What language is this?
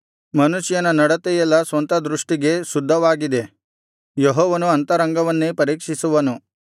Kannada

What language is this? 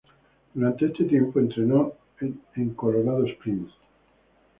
Spanish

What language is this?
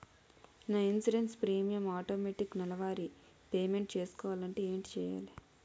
Telugu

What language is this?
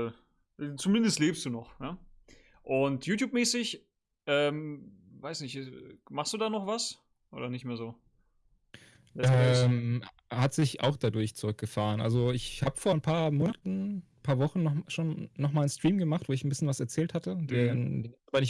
German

